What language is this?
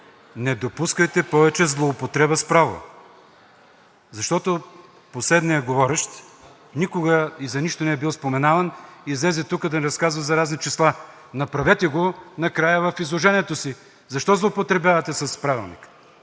Bulgarian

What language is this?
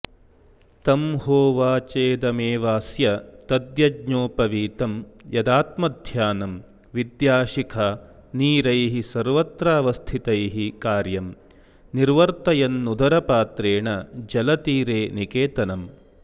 Sanskrit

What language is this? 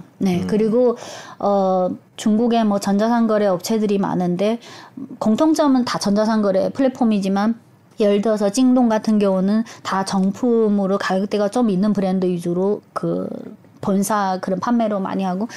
Korean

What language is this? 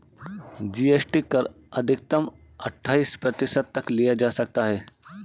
Hindi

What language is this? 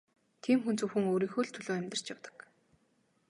Mongolian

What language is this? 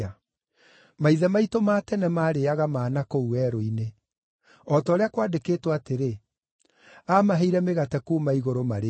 Kikuyu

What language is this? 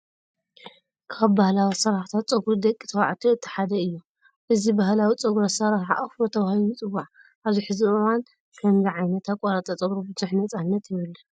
Tigrinya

